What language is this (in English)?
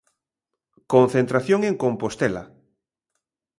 Galician